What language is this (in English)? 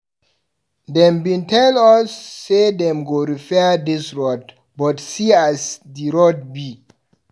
Nigerian Pidgin